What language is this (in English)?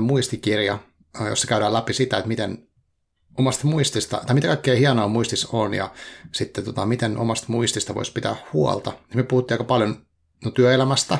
Finnish